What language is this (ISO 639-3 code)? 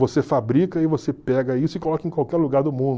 por